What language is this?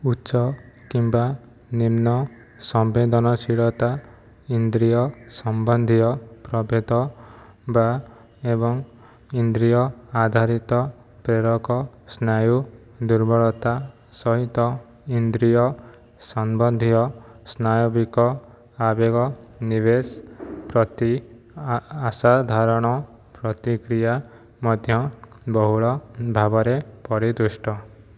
Odia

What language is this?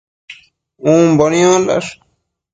Matsés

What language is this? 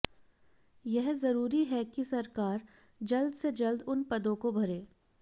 Hindi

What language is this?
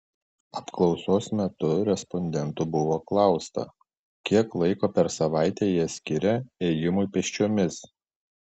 Lithuanian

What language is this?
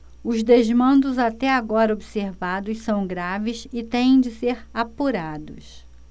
Portuguese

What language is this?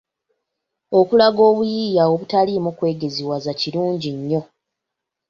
Ganda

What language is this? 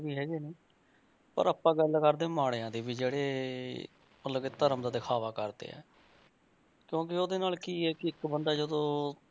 Punjabi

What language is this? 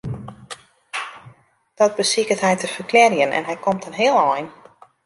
Western Frisian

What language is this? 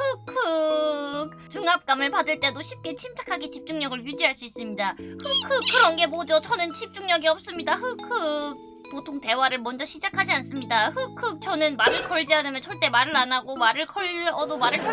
Korean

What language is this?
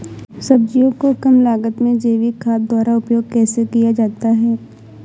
Hindi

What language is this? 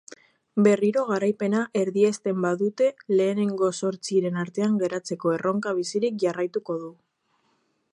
Basque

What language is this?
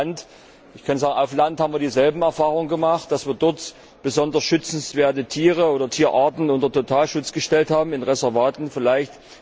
German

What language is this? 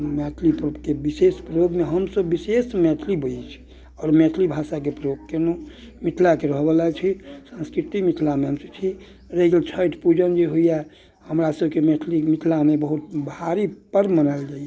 Maithili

